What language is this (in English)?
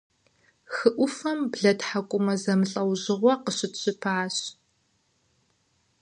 Kabardian